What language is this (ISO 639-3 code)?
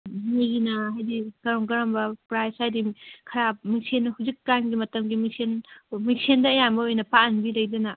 mni